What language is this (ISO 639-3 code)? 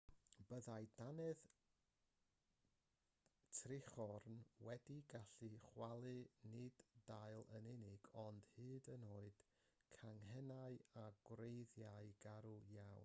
cym